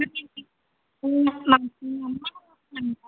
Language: Tamil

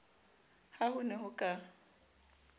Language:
Southern Sotho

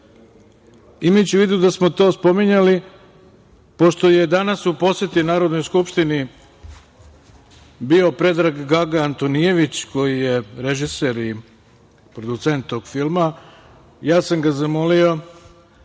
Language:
Serbian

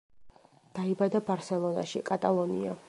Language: Georgian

